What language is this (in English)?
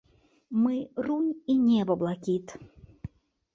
Belarusian